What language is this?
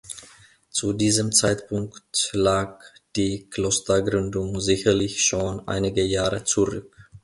German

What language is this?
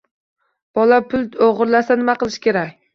Uzbek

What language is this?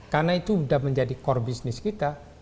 Indonesian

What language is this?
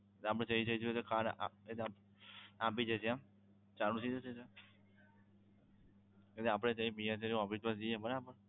Gujarati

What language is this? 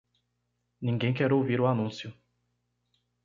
Portuguese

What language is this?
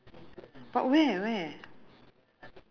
English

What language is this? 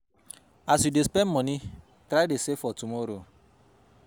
Nigerian Pidgin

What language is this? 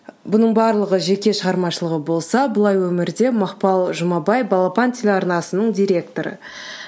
Kazakh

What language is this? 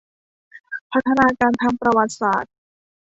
Thai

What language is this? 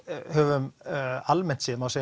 Icelandic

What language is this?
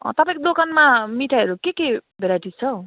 Nepali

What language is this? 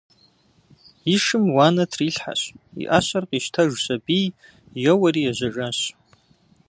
Kabardian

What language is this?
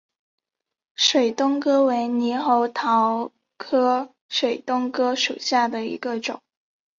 Chinese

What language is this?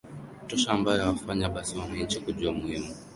Swahili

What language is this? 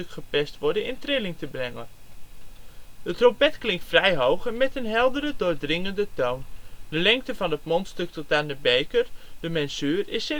Dutch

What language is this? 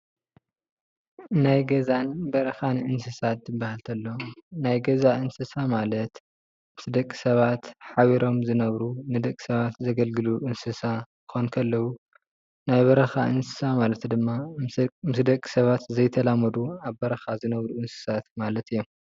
Tigrinya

